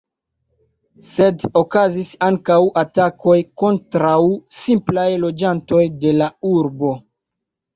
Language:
Esperanto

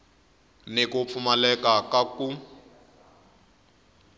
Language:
Tsonga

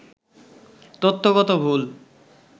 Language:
Bangla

